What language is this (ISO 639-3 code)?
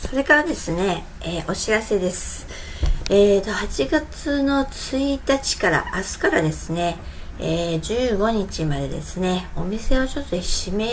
jpn